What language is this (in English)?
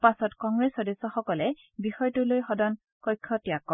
Assamese